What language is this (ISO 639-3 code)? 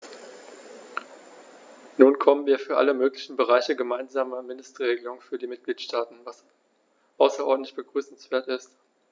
deu